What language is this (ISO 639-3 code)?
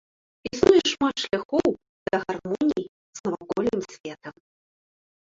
bel